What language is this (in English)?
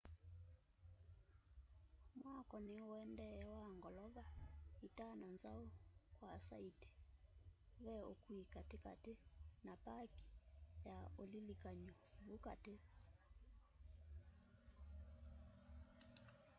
Kamba